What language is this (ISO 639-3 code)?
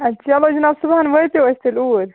kas